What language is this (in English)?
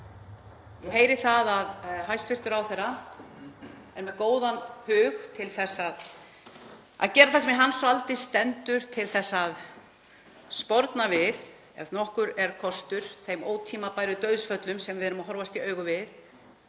Icelandic